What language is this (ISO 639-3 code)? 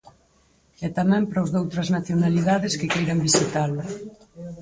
glg